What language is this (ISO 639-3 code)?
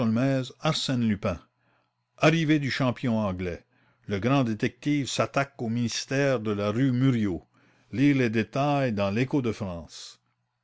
fra